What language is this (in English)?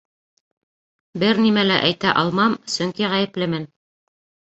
Bashkir